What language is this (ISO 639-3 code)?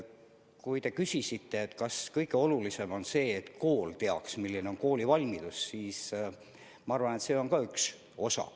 est